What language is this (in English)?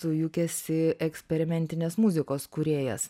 Lithuanian